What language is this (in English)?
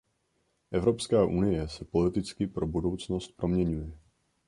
Czech